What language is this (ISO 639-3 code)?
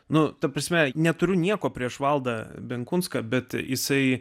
lit